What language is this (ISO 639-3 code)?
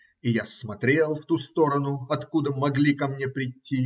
rus